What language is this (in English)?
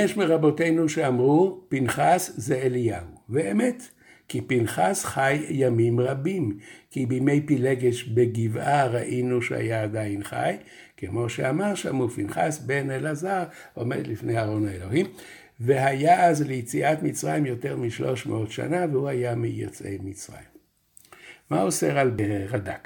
Hebrew